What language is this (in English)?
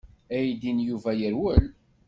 Kabyle